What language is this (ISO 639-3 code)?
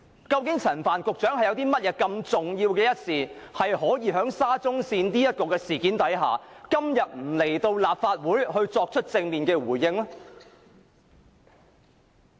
yue